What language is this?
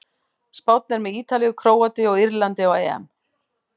Icelandic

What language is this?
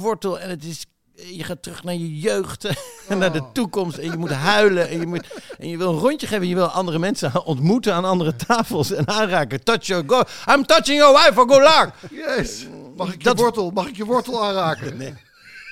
Dutch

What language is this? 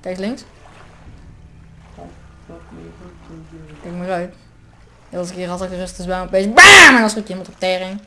Dutch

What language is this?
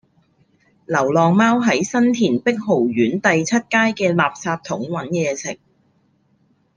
Cantonese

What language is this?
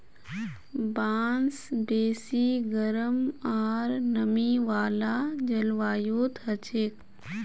Magahi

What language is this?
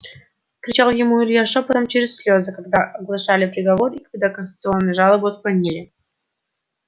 Russian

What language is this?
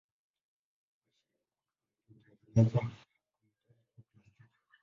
Swahili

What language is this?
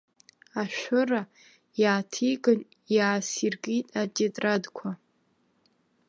Abkhazian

